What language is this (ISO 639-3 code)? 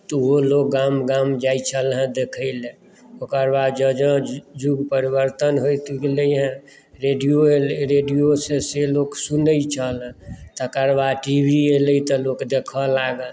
mai